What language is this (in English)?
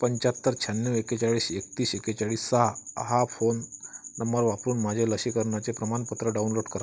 Marathi